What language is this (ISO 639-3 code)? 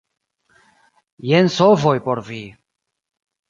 epo